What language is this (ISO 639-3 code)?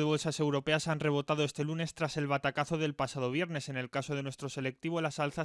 spa